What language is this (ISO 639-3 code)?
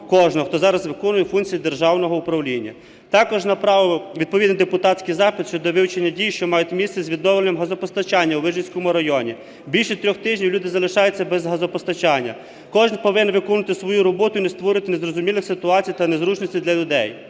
ukr